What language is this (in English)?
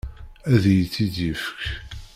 Kabyle